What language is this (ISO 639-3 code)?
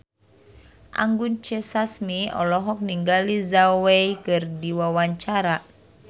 sun